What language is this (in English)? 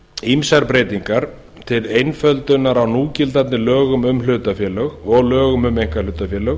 Icelandic